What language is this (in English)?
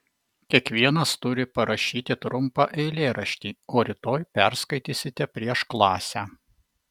Lithuanian